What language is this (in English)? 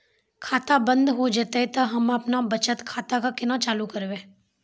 Maithili